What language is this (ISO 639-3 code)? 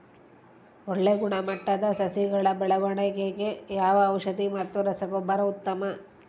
kan